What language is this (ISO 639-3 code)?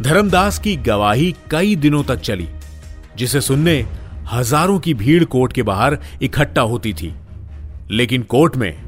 hin